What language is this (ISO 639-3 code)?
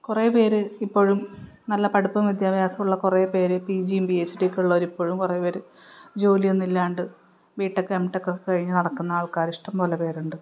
mal